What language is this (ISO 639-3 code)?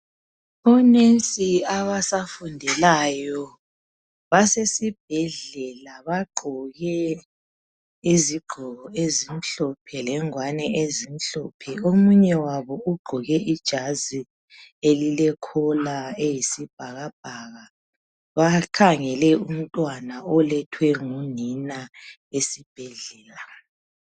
nde